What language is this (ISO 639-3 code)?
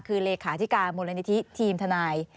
tha